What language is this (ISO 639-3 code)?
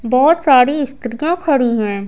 hin